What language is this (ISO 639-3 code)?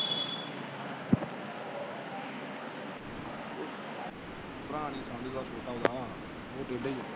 pan